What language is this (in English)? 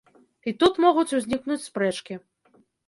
Belarusian